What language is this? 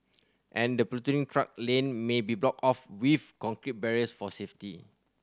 English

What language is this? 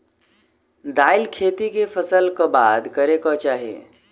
Maithili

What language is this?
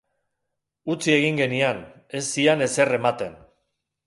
Basque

